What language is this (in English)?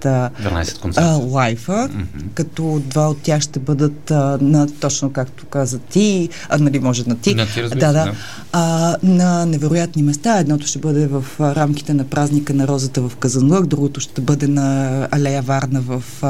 Bulgarian